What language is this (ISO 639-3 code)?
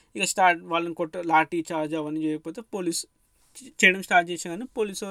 tel